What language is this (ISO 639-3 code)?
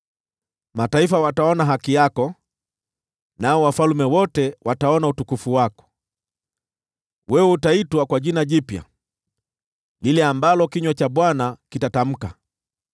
swa